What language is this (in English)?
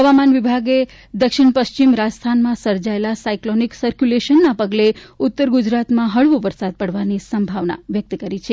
Gujarati